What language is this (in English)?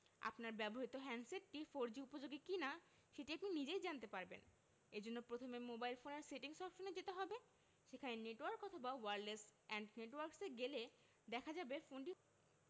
Bangla